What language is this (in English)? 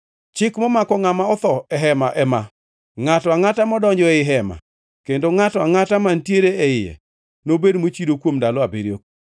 Luo (Kenya and Tanzania)